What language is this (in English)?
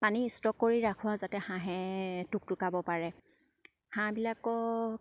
Assamese